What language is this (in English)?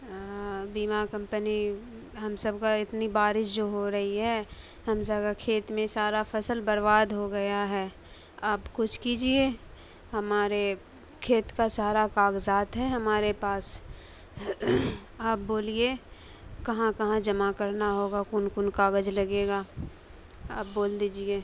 Urdu